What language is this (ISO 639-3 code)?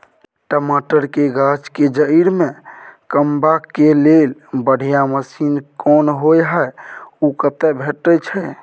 mai